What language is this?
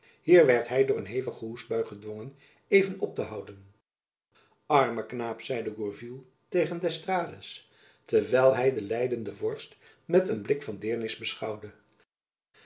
Dutch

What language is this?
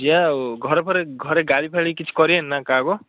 Odia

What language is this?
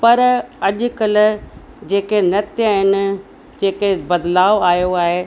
Sindhi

